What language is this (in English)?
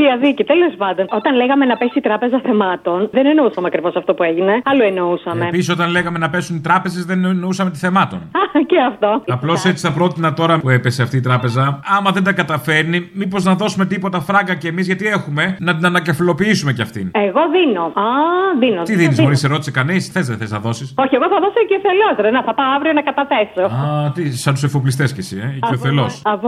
Greek